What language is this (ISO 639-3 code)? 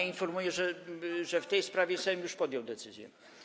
pol